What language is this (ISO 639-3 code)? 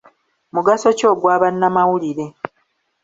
lug